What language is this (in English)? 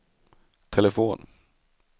Swedish